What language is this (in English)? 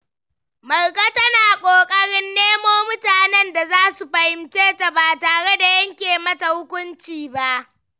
Hausa